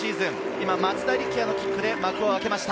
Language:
Japanese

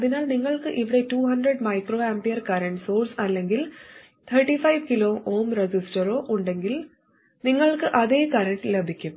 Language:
Malayalam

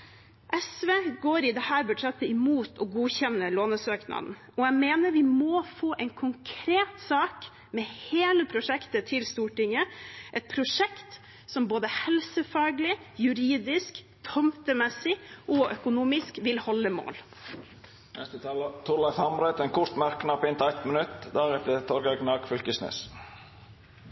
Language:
Norwegian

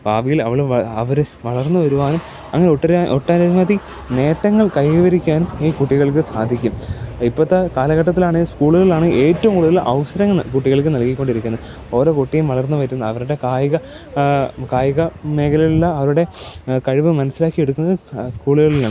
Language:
Malayalam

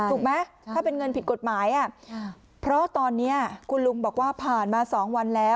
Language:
Thai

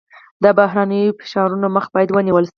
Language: Pashto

